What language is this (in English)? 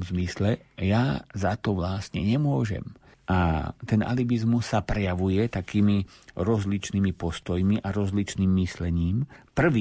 Slovak